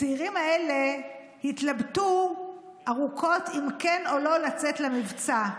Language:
Hebrew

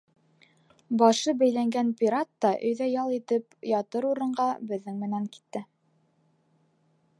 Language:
Bashkir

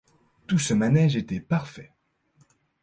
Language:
French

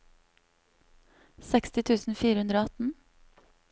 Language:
Norwegian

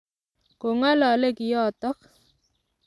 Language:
Kalenjin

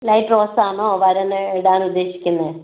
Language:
Malayalam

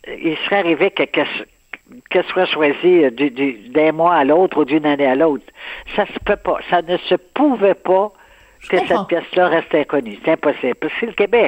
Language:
French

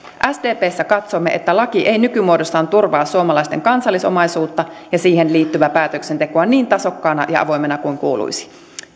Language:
Finnish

